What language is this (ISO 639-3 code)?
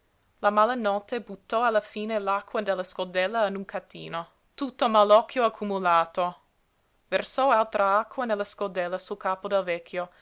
ita